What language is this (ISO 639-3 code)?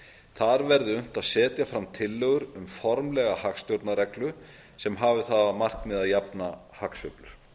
isl